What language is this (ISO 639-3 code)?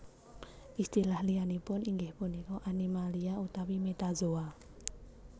jav